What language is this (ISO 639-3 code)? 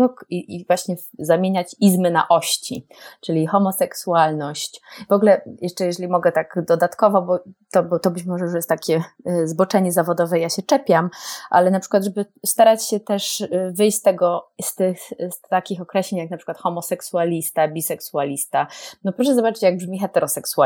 pol